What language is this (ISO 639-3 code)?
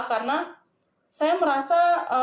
ind